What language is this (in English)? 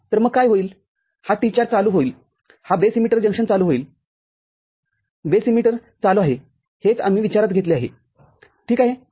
Marathi